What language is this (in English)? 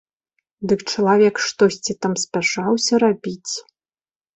Belarusian